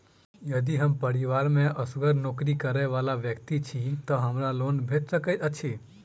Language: Maithili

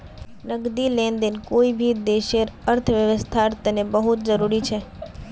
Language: Magahi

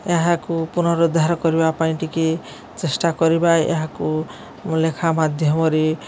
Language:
Odia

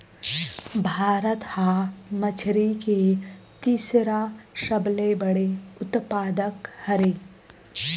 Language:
Chhattisgarhi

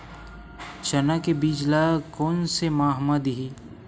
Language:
Chhattisgarhi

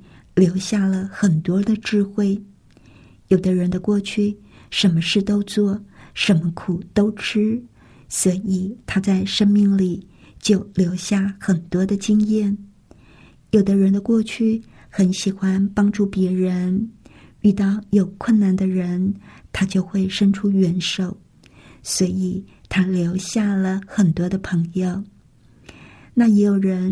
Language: Chinese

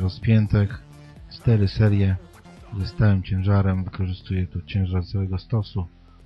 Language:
Polish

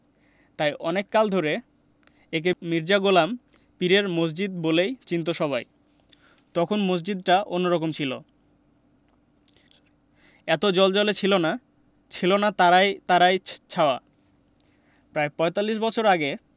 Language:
Bangla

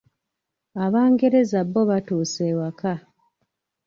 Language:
Ganda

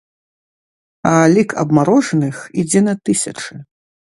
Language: Belarusian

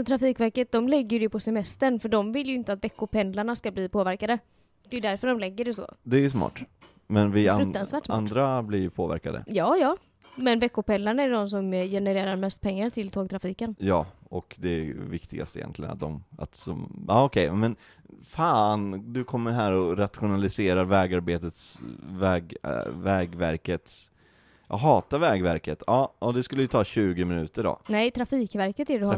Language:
Swedish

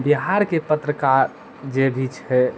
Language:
Maithili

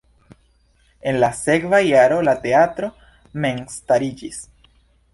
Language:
Esperanto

